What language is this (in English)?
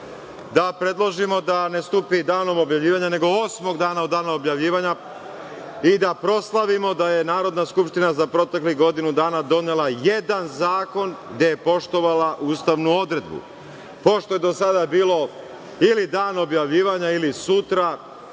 Serbian